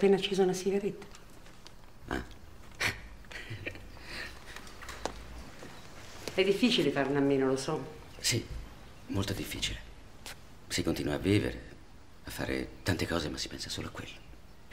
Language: Italian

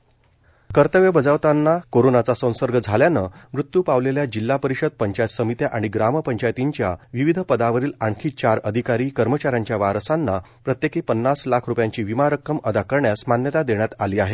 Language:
Marathi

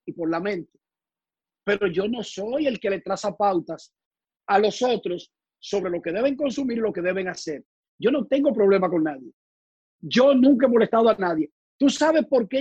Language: Spanish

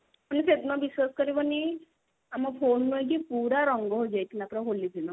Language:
Odia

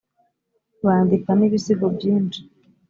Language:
Kinyarwanda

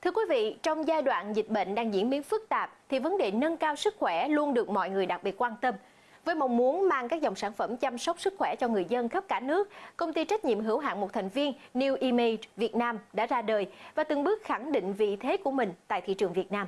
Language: Vietnamese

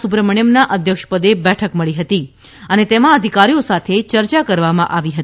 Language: Gujarati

